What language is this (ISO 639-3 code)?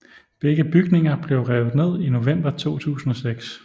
dan